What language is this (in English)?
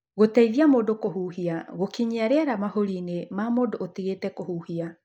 Kikuyu